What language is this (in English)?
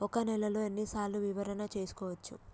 Telugu